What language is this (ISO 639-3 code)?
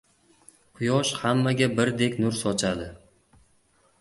uzb